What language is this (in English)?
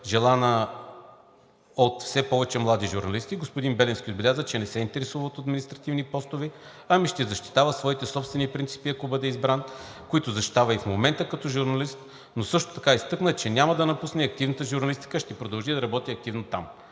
Bulgarian